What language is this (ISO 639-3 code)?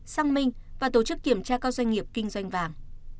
vie